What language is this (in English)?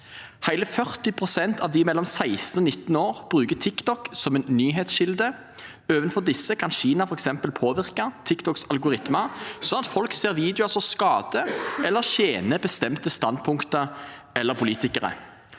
Norwegian